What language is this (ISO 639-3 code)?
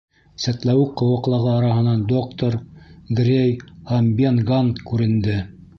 bak